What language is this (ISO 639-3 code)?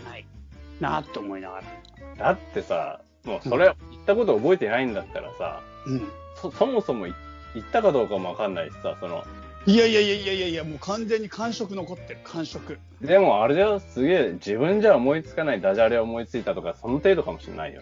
jpn